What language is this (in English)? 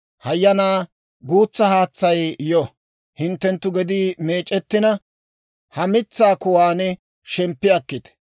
Dawro